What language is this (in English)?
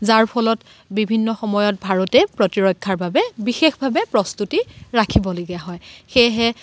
Assamese